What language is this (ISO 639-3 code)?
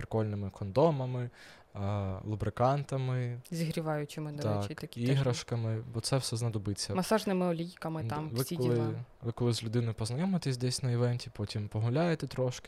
ukr